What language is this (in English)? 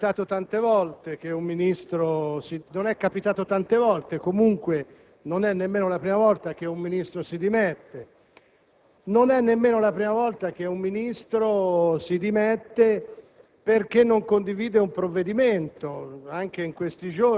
Italian